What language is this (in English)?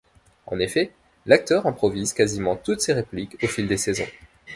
French